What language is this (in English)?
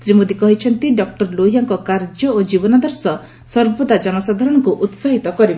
Odia